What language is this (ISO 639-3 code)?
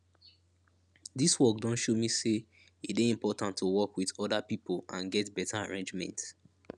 pcm